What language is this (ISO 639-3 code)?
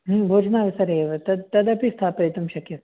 san